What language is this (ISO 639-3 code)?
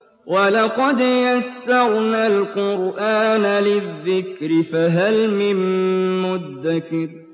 ara